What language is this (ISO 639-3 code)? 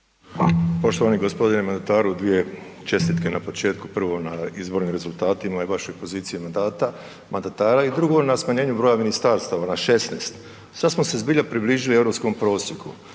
hrv